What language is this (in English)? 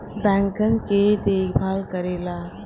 Bhojpuri